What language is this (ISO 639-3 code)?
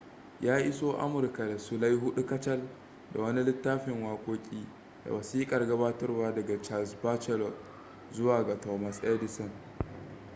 hau